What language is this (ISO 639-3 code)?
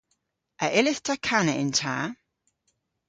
cor